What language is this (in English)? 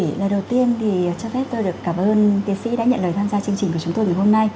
Vietnamese